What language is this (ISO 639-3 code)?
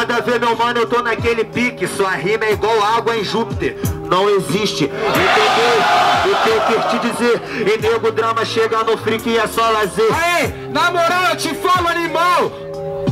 por